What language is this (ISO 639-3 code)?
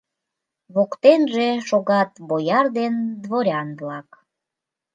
chm